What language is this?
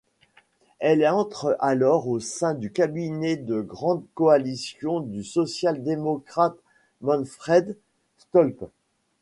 French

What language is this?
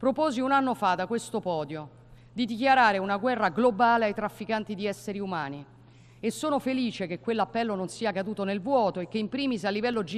Italian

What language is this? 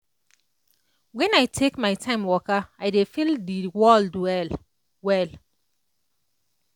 Nigerian Pidgin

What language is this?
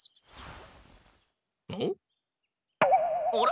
Japanese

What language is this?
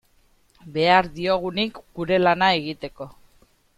Basque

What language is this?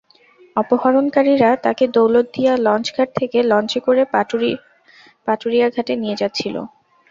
Bangla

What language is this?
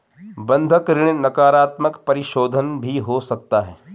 Hindi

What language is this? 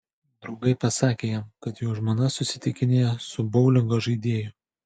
Lithuanian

